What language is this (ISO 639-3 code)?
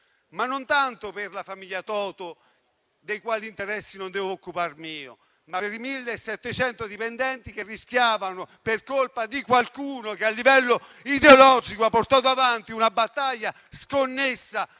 ita